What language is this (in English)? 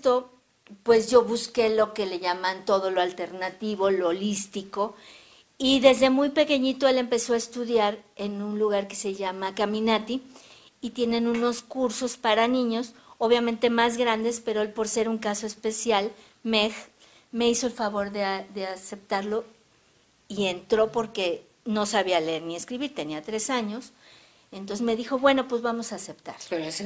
Spanish